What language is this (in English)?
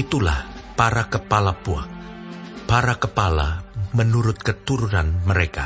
Indonesian